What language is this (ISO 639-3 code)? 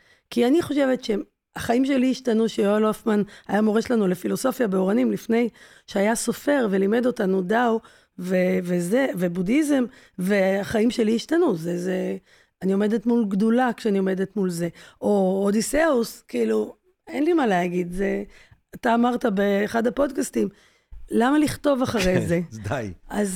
heb